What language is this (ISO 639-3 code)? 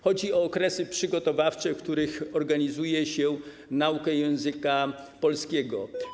pol